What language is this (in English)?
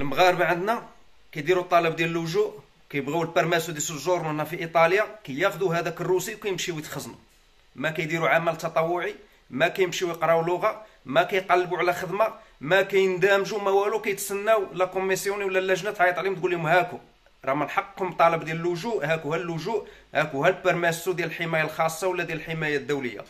Arabic